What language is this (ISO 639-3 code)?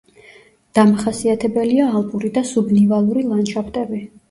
kat